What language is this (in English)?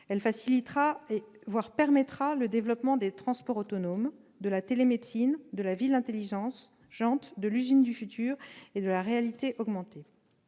French